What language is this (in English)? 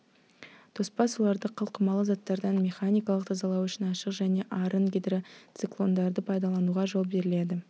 Kazakh